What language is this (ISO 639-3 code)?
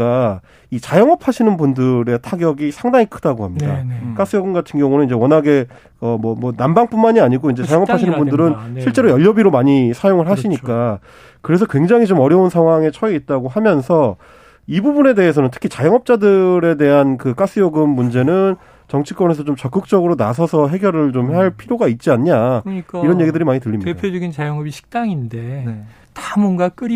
kor